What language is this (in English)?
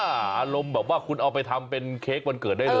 Thai